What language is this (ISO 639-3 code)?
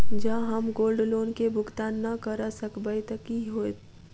mai